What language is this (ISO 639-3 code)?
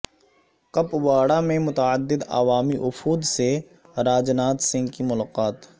urd